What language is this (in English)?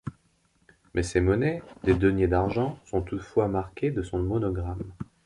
French